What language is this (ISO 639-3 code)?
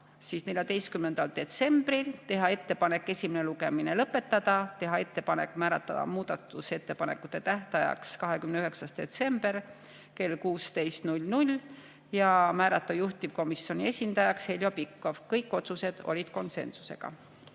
est